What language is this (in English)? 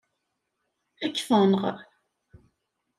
Kabyle